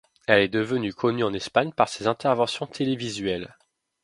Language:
French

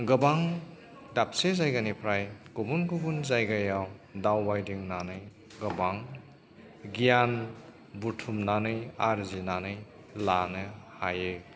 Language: Bodo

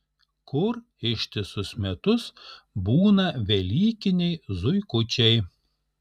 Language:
Lithuanian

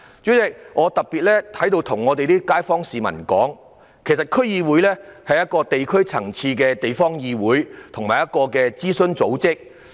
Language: Cantonese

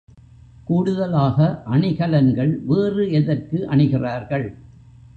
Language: Tamil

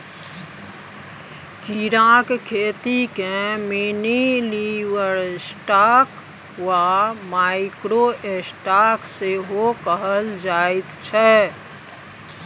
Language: Maithili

